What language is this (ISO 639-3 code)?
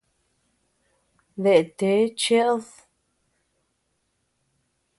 cux